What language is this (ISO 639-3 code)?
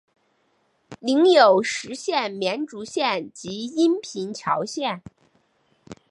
zho